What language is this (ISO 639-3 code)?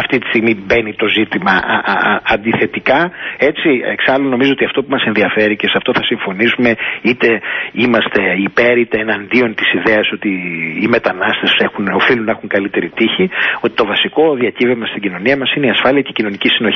ell